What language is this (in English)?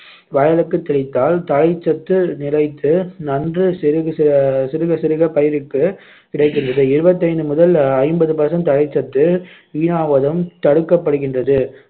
Tamil